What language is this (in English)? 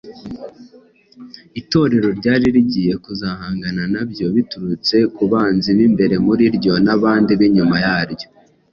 Kinyarwanda